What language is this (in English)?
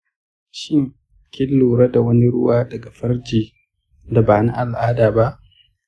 Hausa